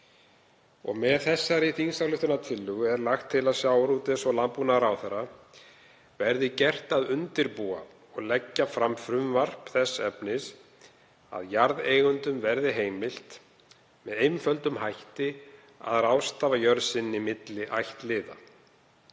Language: Icelandic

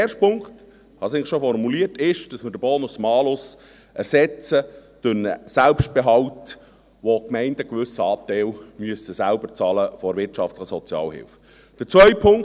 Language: Swiss German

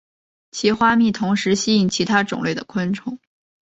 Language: Chinese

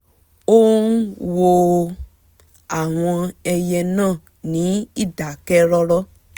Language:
Yoruba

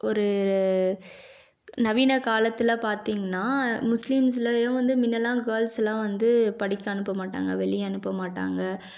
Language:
Tamil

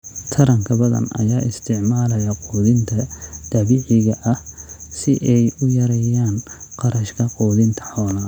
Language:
Somali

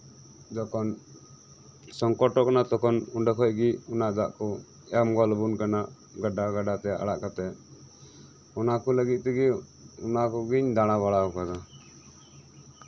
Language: Santali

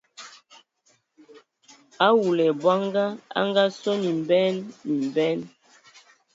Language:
Ewondo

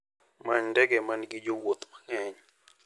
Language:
Luo (Kenya and Tanzania)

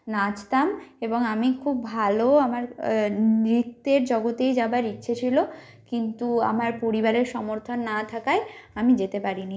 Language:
Bangla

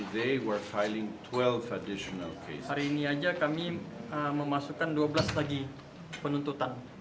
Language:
Indonesian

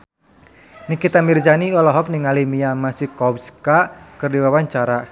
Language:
Sundanese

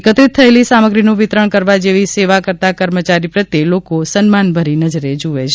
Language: Gujarati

